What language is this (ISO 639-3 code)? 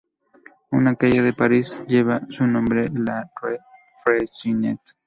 spa